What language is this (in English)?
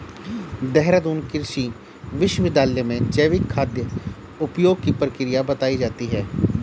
Hindi